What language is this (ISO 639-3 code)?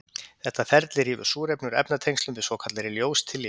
isl